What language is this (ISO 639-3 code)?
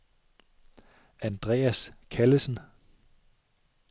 dan